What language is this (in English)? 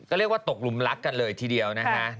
Thai